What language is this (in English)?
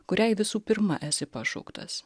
Lithuanian